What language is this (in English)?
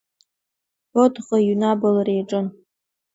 Abkhazian